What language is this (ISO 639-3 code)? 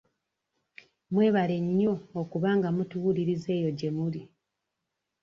lug